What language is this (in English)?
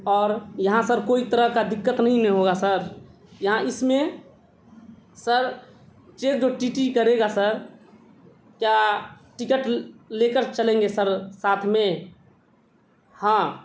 Urdu